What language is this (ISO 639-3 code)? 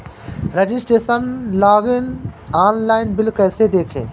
hin